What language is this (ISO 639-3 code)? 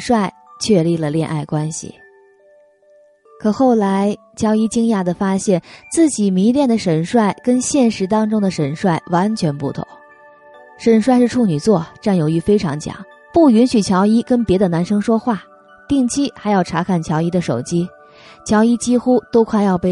zho